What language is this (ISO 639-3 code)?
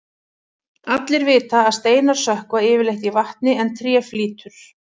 isl